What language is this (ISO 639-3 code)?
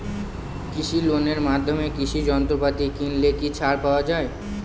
ben